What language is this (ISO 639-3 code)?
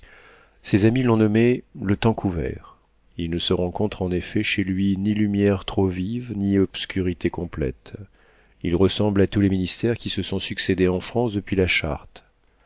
fra